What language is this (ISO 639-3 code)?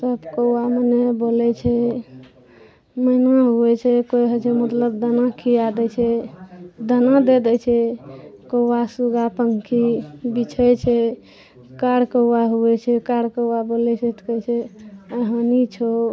mai